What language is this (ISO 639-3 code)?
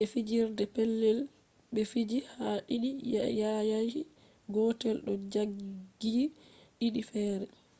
ful